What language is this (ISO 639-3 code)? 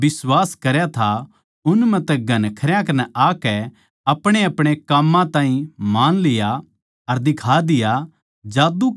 bgc